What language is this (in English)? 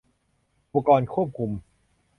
Thai